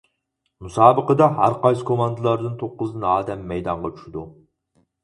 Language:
Uyghur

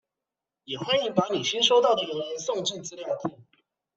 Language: Chinese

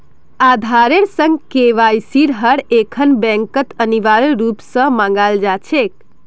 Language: Magahi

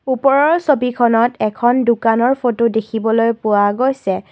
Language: Assamese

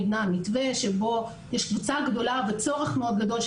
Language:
Hebrew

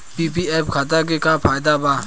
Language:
Bhojpuri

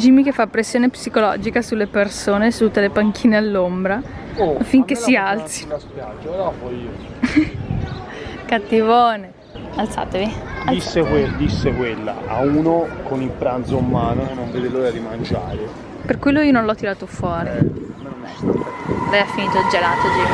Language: Italian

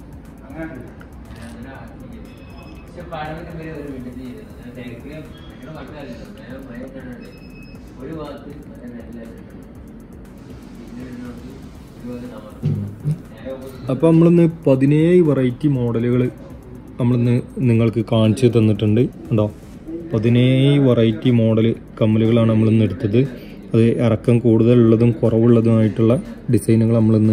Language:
Romanian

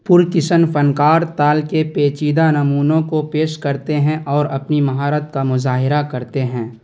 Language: Urdu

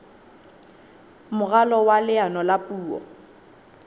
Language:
Southern Sotho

